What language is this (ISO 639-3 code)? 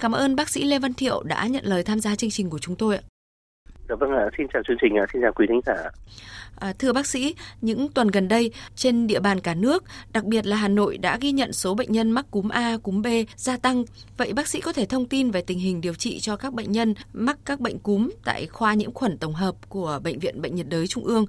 vie